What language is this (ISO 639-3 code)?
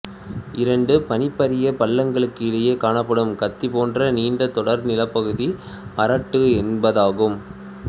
tam